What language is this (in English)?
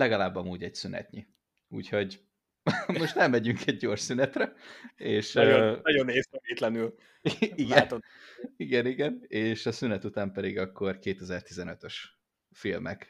Hungarian